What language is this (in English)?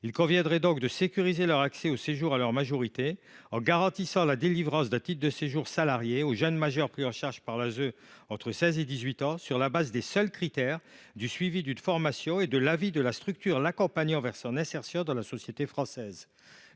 French